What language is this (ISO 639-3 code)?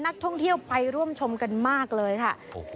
tha